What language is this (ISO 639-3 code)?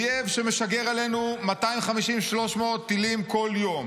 heb